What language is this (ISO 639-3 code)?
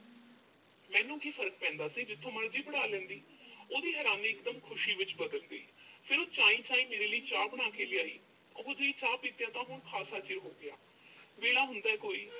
pan